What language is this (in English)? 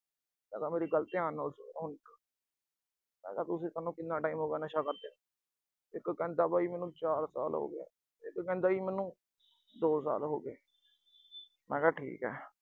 Punjabi